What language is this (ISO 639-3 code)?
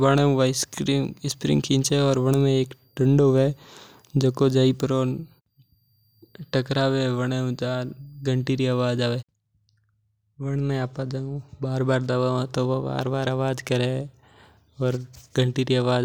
mtr